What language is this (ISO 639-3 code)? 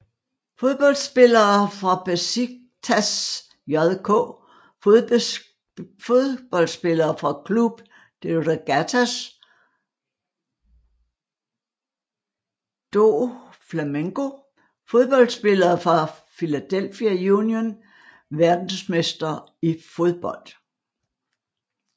dan